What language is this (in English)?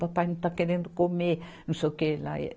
Portuguese